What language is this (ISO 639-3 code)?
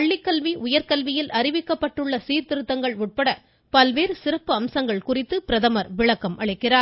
tam